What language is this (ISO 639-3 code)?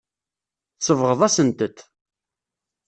kab